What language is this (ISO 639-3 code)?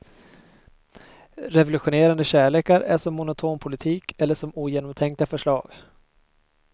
swe